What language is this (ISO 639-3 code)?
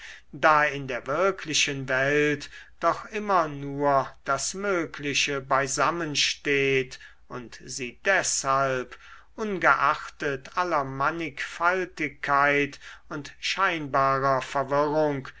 deu